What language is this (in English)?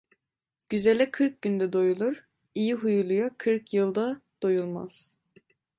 Turkish